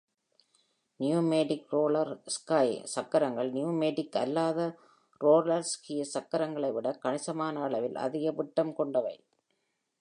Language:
Tamil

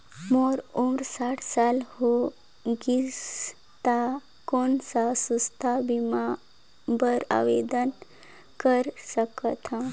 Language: Chhattisgarhi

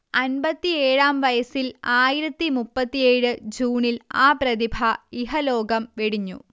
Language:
Malayalam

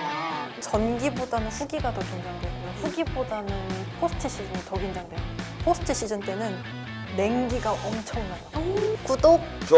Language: Korean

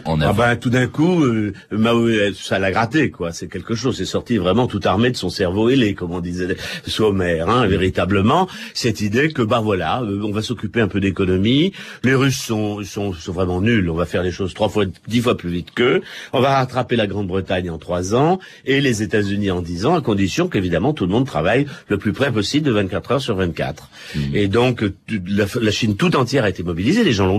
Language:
French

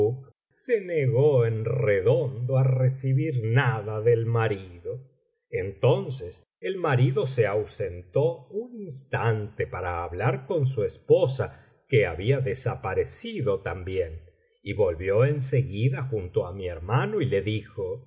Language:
Spanish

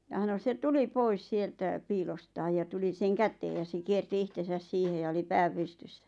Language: Finnish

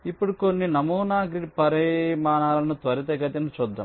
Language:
Telugu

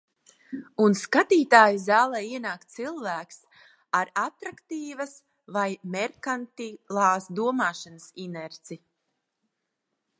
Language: Latvian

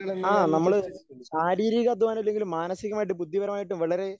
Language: Malayalam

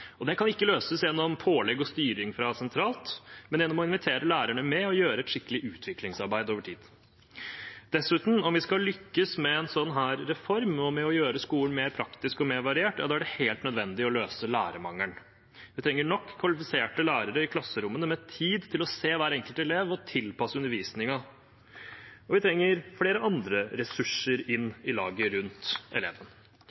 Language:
Norwegian Bokmål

